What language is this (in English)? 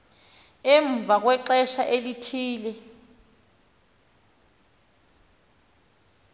Xhosa